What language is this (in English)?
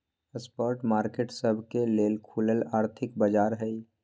Magahi